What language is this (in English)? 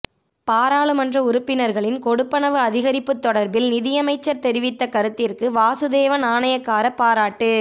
Tamil